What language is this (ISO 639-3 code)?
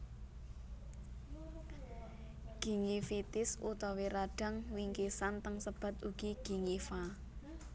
jav